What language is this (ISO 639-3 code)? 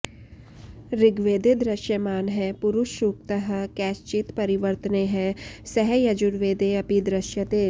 san